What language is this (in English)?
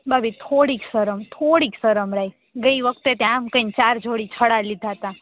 Gujarati